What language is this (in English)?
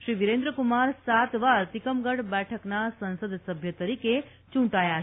Gujarati